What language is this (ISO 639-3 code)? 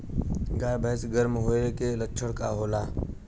bho